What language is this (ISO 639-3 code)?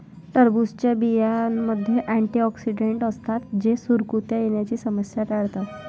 mar